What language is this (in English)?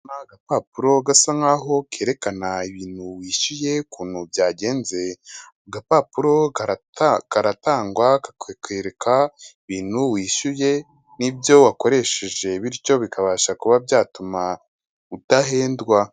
Kinyarwanda